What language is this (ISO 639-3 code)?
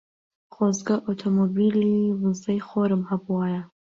ckb